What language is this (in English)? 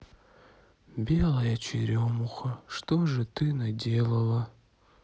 Russian